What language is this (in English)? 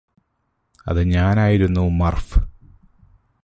Malayalam